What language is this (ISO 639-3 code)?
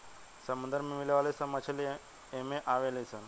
bho